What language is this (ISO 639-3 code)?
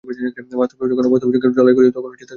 ben